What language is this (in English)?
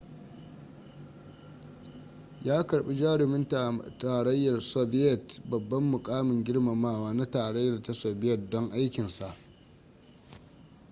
Hausa